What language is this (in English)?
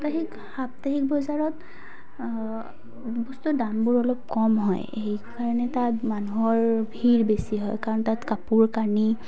Assamese